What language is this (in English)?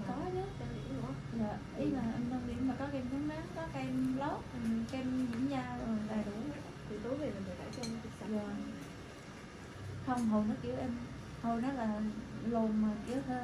Vietnamese